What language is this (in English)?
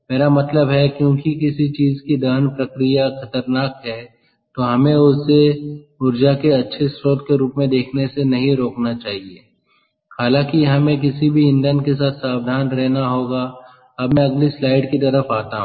Hindi